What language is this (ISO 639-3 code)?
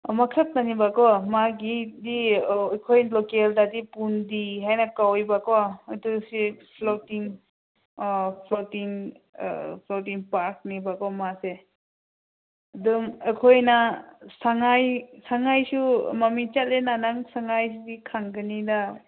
mni